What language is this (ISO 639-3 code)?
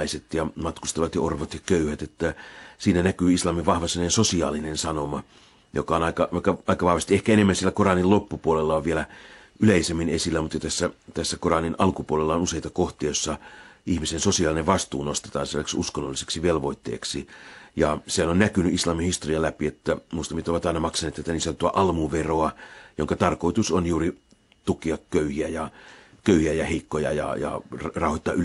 fin